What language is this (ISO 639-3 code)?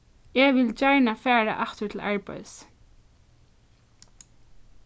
fao